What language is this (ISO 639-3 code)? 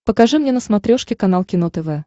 rus